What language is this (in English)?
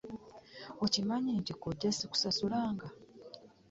Ganda